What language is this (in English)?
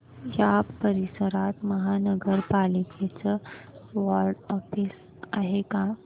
Marathi